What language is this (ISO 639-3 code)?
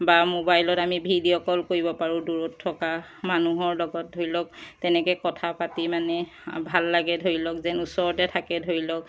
asm